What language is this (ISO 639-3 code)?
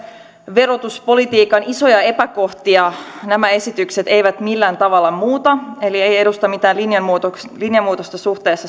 fin